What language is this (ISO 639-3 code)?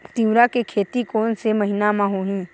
hne